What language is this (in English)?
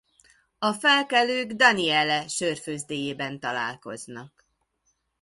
Hungarian